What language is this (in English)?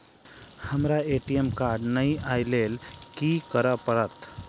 Maithili